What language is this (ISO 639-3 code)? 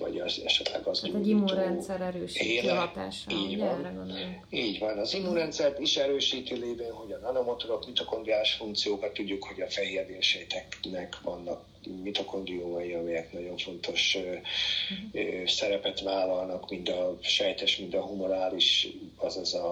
hun